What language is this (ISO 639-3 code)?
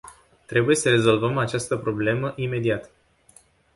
ron